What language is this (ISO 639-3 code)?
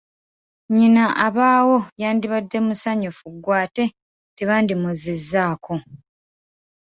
lug